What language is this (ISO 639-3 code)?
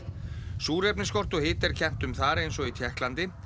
isl